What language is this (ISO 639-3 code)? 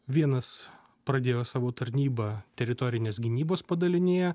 lit